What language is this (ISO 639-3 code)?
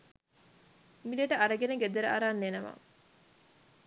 sin